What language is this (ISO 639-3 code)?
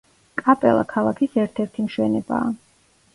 kat